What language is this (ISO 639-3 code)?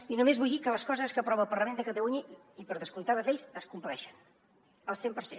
cat